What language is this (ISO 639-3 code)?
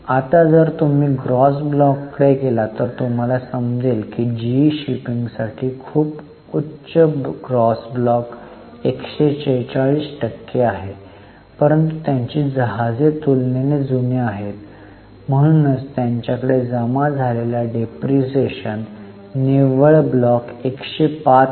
mar